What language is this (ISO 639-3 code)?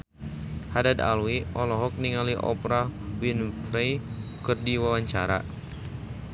sun